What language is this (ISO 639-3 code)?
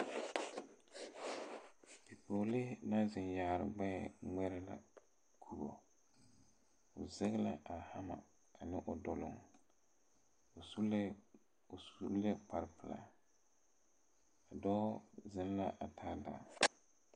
dga